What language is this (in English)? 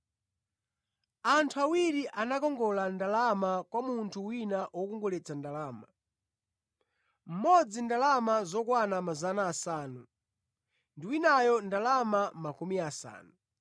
Nyanja